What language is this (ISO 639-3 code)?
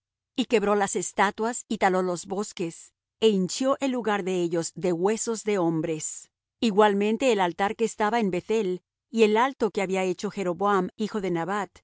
spa